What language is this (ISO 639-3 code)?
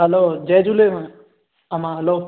snd